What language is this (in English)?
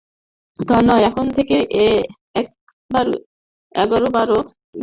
Bangla